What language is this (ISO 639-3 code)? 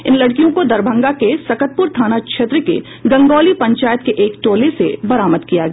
hin